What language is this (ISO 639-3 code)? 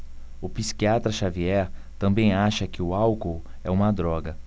por